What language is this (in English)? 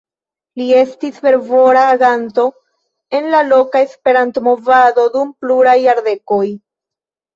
Esperanto